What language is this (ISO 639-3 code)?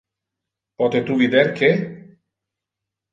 ina